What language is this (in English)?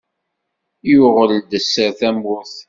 Kabyle